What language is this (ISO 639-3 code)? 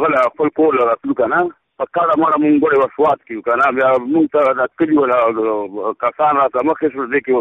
urd